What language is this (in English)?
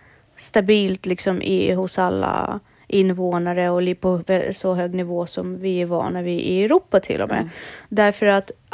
Swedish